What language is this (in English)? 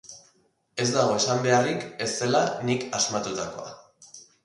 Basque